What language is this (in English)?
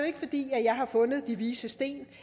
Danish